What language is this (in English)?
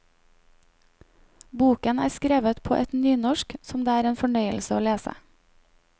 Norwegian